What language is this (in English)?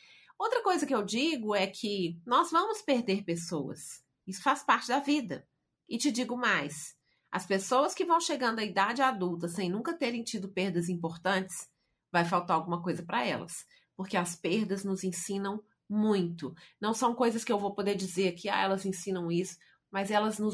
Portuguese